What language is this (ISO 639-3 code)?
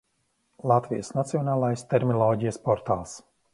lav